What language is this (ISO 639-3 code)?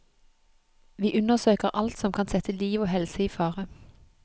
nor